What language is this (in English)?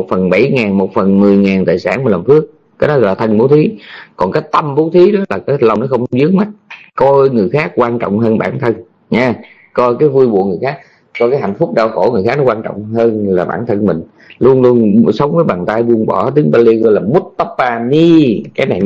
Vietnamese